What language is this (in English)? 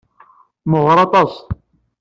Kabyle